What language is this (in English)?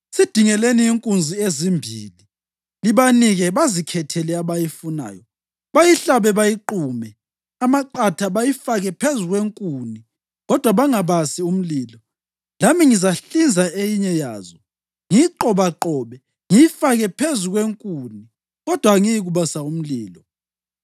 North Ndebele